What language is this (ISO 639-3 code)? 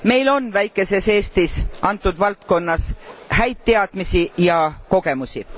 est